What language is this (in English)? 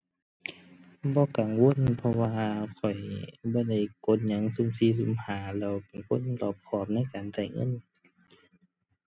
Thai